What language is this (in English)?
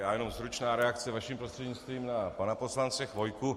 Czech